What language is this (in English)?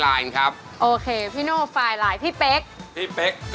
Thai